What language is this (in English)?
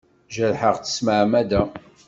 Kabyle